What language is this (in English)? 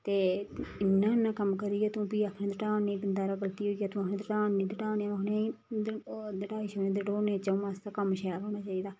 Dogri